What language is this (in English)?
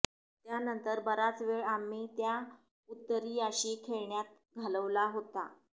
Marathi